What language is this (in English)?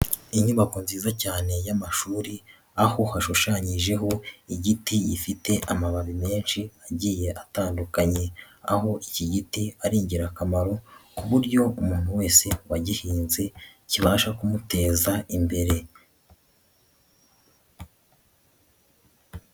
Kinyarwanda